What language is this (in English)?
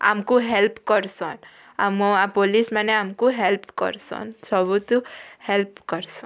Odia